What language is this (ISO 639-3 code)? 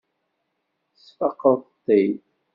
kab